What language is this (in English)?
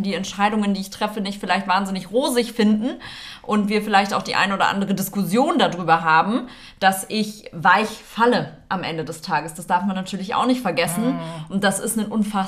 German